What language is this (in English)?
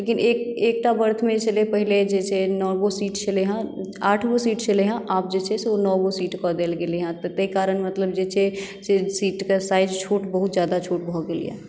Maithili